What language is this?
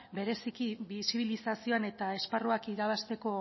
Basque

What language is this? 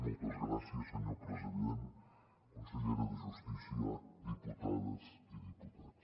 Catalan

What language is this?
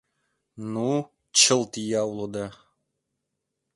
Mari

